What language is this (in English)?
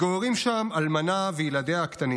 Hebrew